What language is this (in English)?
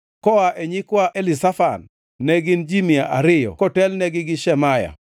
Luo (Kenya and Tanzania)